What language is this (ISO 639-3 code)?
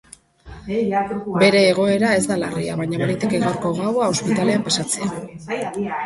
eus